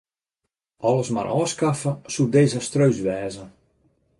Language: Western Frisian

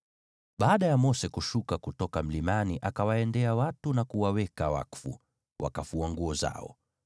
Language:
Swahili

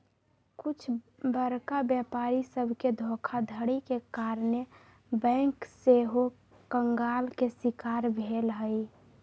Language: Magahi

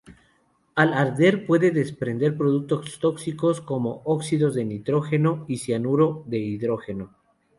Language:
Spanish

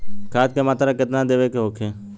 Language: Bhojpuri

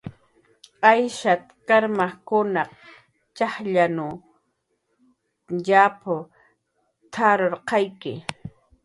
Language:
Jaqaru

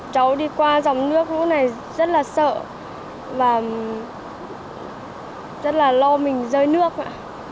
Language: Vietnamese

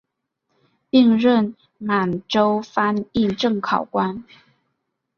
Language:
Chinese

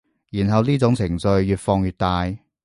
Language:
Cantonese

